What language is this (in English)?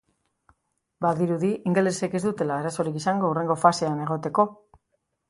Basque